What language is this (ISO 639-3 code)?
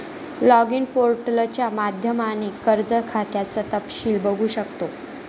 mar